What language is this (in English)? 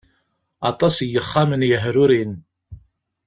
Kabyle